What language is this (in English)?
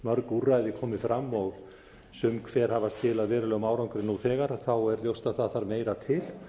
Icelandic